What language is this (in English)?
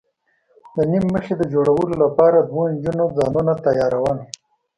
Pashto